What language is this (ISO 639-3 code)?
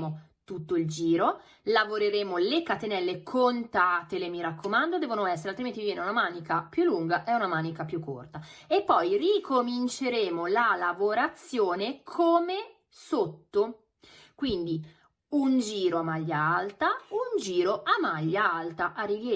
ita